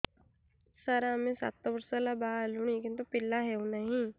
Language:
Odia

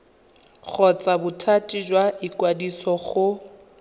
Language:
Tswana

